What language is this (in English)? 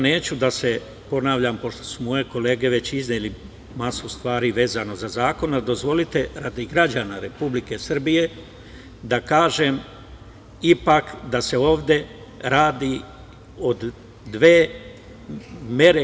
Serbian